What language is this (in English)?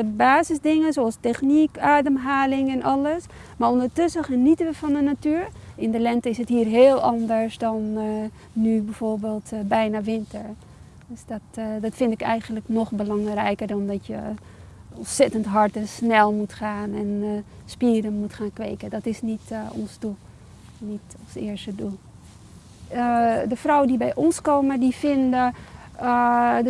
Dutch